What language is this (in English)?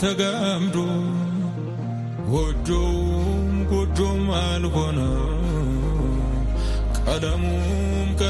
Amharic